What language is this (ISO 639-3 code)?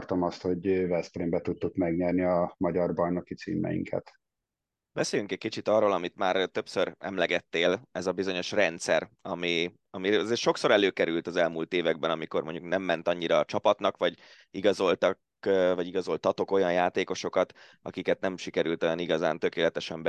hun